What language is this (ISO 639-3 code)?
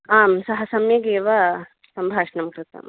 san